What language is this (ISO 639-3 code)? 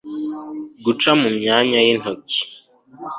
kin